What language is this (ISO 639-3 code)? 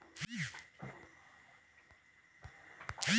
mag